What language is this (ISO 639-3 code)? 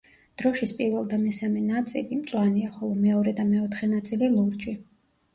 kat